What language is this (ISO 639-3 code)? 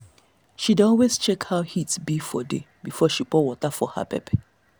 pcm